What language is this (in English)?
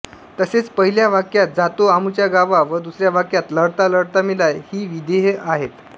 Marathi